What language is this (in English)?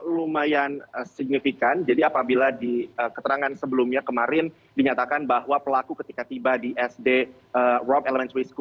Indonesian